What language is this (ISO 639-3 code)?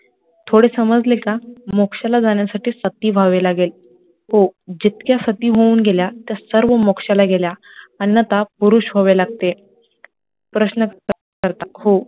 mar